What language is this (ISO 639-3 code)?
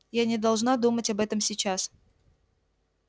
rus